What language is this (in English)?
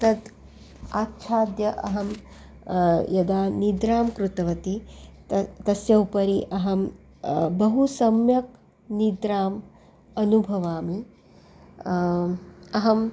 Sanskrit